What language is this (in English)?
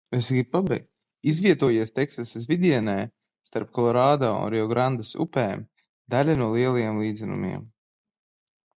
Latvian